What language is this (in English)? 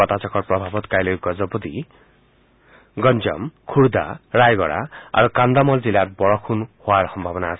Assamese